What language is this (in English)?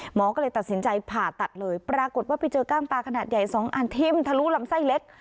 Thai